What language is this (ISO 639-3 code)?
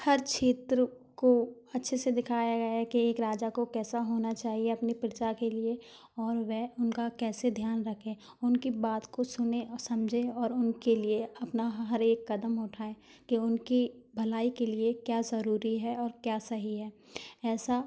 hin